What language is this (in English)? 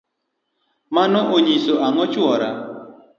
Luo (Kenya and Tanzania)